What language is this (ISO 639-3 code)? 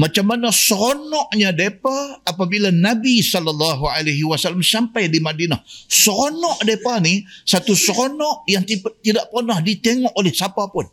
msa